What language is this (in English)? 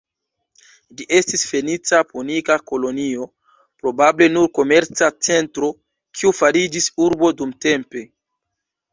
Esperanto